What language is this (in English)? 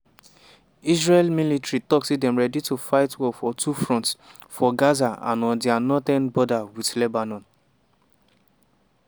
Nigerian Pidgin